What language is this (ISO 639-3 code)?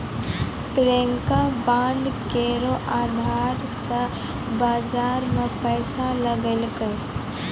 mai